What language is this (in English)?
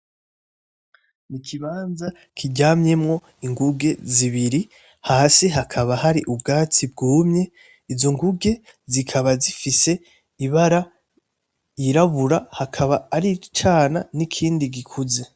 Rundi